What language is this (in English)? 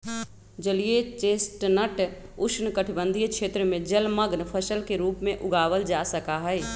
Magahi